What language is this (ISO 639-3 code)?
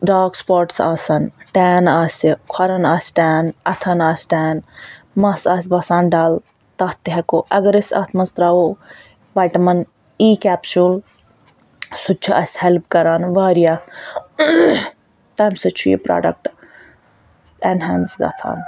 kas